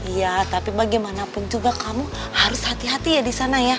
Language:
Indonesian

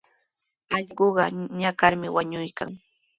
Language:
Sihuas Ancash Quechua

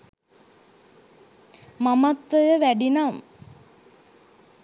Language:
Sinhala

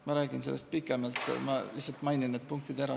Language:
Estonian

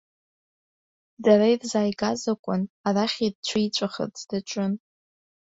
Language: Abkhazian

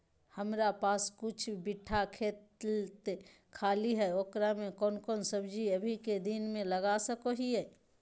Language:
Magahi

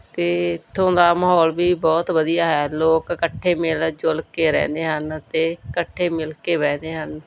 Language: Punjabi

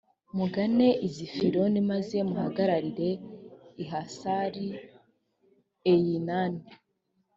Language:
Kinyarwanda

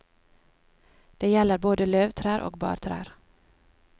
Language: Norwegian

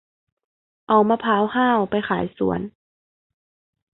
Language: Thai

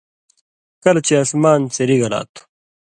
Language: Indus Kohistani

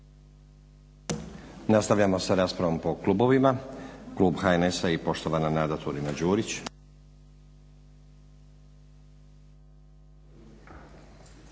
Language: Croatian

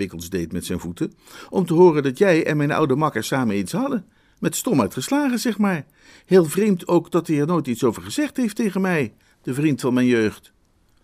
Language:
Dutch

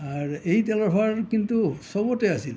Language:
Assamese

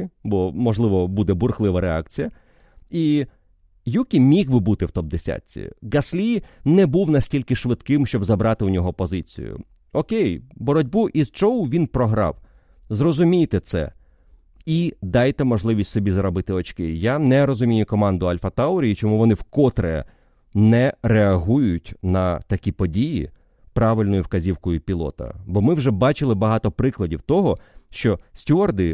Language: Ukrainian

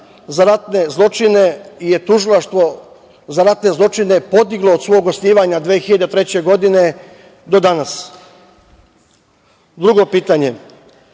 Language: Serbian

